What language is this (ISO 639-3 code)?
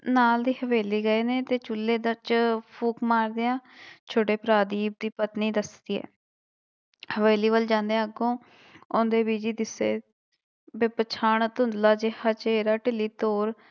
pan